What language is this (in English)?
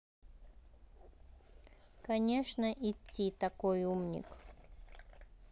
Russian